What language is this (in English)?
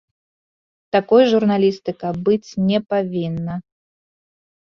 Belarusian